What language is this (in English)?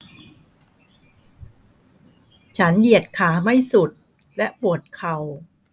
Thai